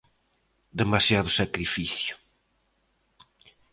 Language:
Galician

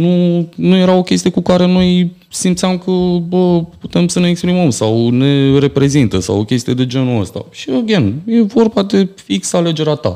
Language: Romanian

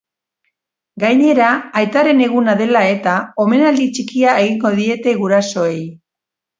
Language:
Basque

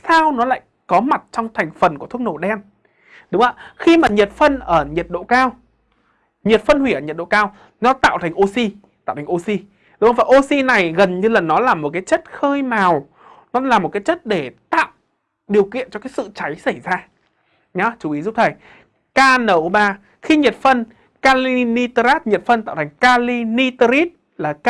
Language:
Vietnamese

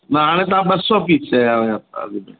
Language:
Sindhi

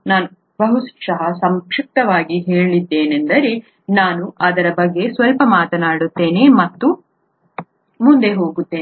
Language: Kannada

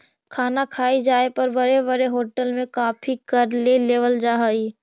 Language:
Magahi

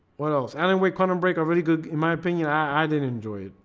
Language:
English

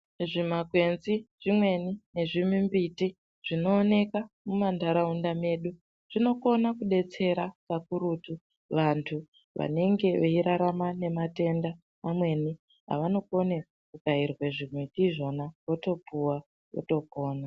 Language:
Ndau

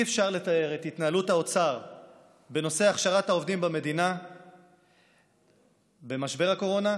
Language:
Hebrew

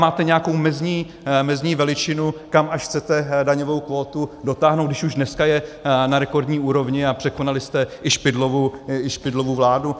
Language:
Czech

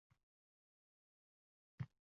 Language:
Uzbek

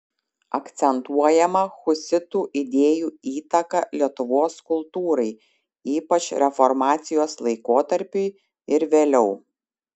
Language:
Lithuanian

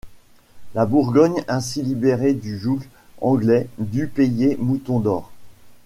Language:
French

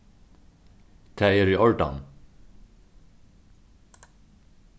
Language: Faroese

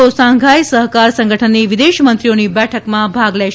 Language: Gujarati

